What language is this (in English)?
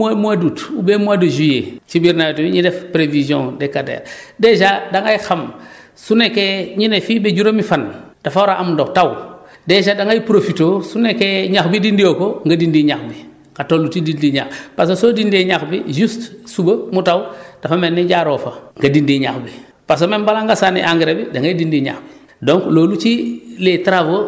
Wolof